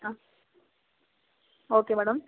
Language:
Kannada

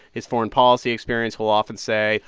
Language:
English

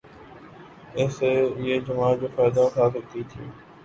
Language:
Urdu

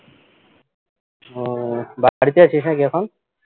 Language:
Bangla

